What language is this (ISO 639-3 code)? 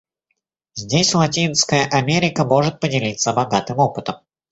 rus